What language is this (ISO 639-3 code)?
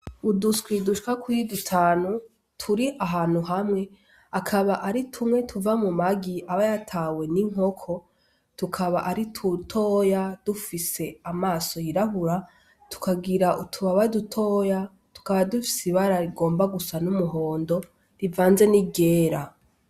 run